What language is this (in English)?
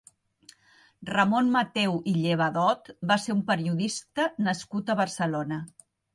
Catalan